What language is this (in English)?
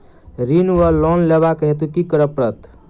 Maithili